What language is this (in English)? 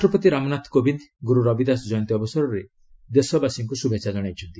Odia